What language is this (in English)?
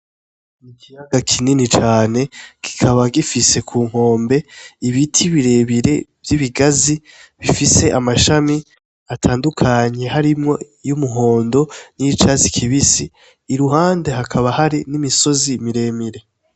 Rundi